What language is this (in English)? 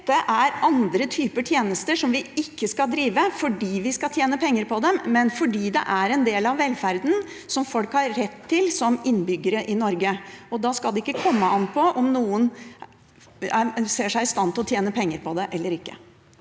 Norwegian